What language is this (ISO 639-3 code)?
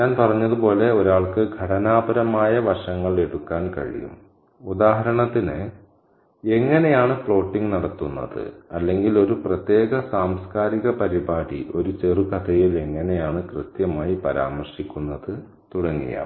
mal